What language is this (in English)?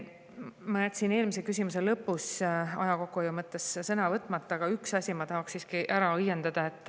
Estonian